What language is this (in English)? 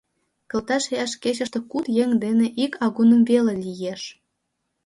Mari